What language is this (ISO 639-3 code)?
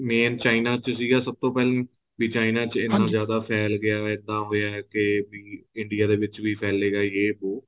pan